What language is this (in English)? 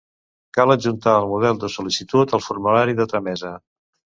Catalan